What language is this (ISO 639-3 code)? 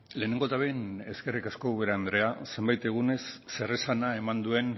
eus